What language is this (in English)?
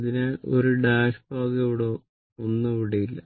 Malayalam